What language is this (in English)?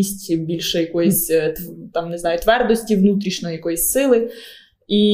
Ukrainian